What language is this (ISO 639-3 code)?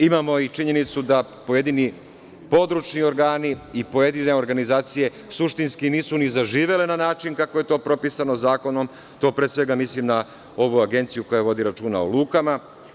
srp